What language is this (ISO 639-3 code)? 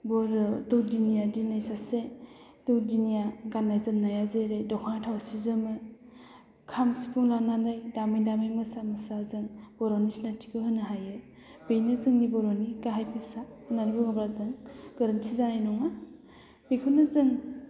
brx